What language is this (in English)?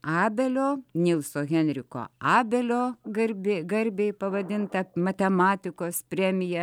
Lithuanian